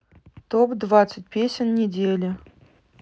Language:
Russian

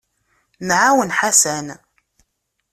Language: Kabyle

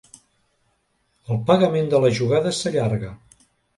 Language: Catalan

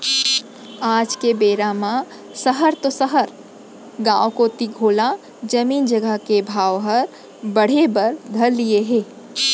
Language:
Chhattisgarhi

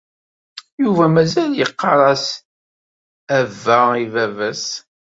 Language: Kabyle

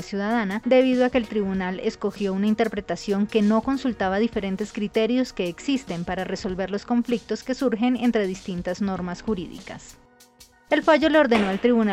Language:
Spanish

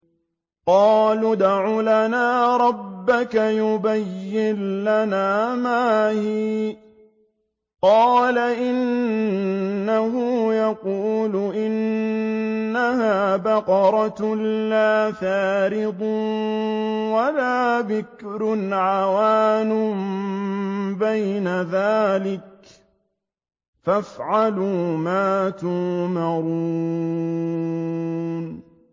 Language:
Arabic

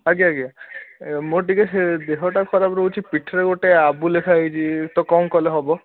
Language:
Odia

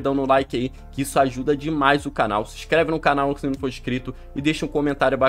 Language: Portuguese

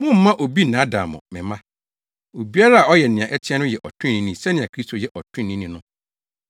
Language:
Akan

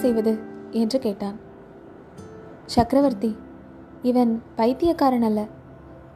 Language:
Tamil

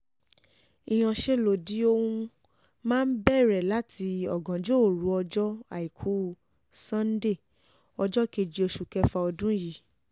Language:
Yoruba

